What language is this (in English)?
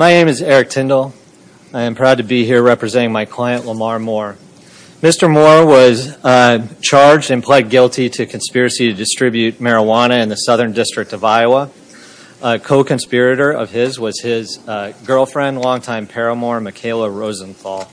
English